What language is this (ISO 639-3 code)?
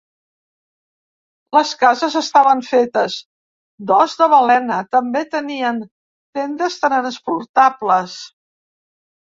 cat